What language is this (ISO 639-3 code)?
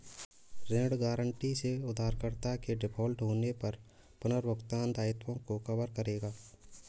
hin